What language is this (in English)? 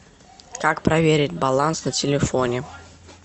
Russian